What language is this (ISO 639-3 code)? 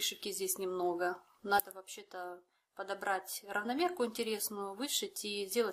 rus